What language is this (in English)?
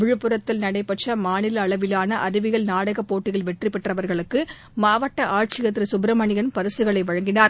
Tamil